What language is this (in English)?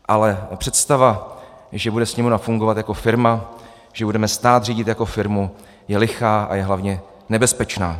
Czech